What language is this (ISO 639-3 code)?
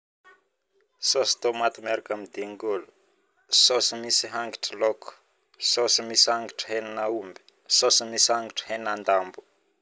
bmm